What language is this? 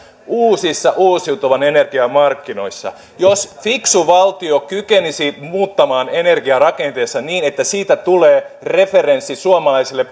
Finnish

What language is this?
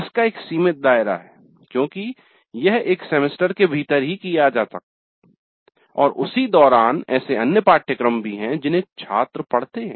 Hindi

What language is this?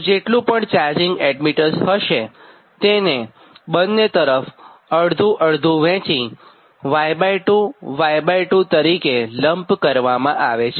Gujarati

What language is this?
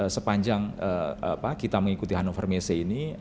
Indonesian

